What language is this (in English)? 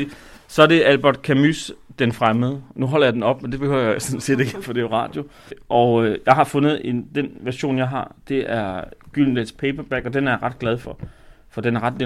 Danish